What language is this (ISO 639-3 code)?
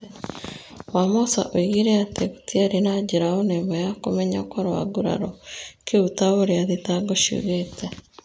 kik